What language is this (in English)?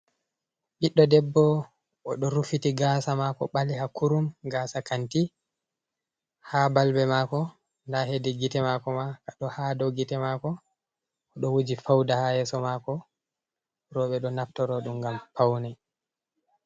Fula